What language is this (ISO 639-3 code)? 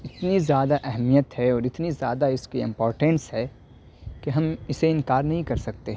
urd